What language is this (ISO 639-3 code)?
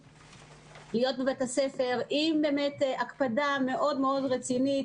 heb